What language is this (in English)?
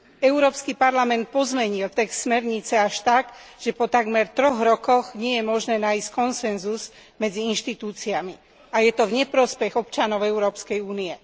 Slovak